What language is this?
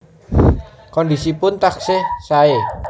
Javanese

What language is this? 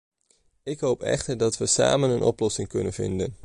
Dutch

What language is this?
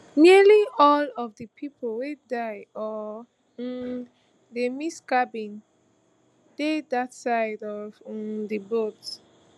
Nigerian Pidgin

